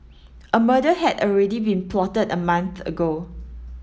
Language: English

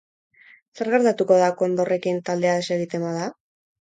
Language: Basque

